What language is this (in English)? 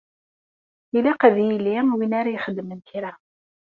Kabyle